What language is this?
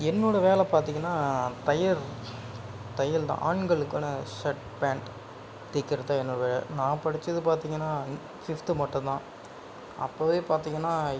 Tamil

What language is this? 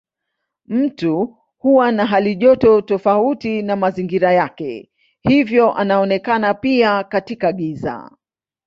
Swahili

